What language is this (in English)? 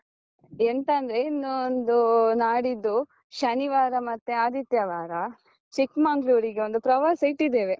Kannada